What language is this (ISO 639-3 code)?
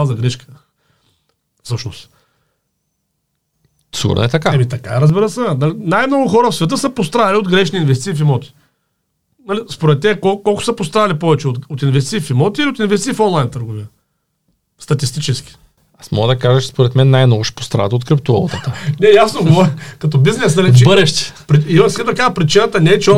bul